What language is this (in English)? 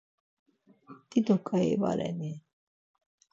Laz